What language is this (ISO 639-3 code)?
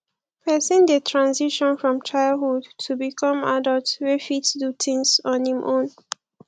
pcm